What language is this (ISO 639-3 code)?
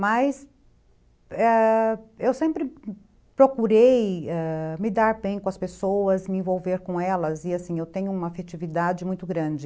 por